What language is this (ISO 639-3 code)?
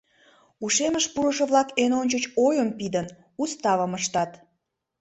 chm